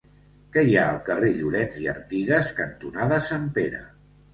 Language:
Catalan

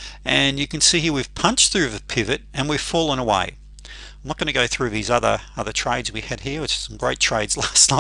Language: English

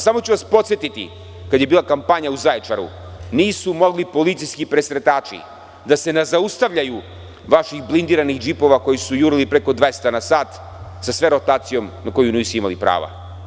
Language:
Serbian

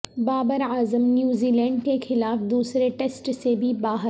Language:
Urdu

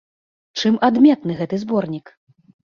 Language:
Belarusian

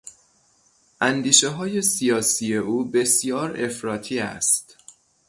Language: Persian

